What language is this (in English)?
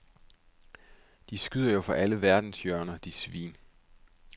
Danish